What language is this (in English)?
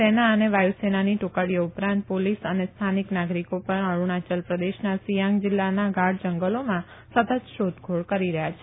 Gujarati